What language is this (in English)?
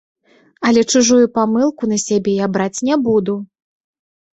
Belarusian